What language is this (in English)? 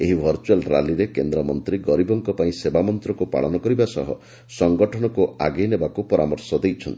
Odia